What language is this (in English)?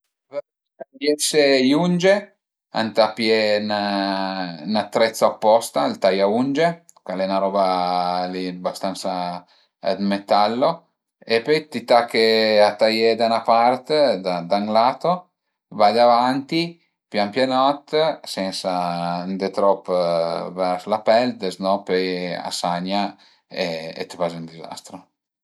Piedmontese